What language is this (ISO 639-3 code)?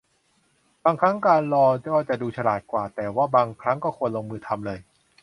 tha